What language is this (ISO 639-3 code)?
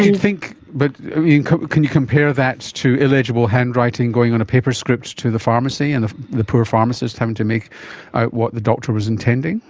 eng